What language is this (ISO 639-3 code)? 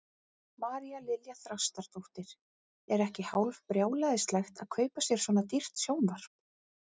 isl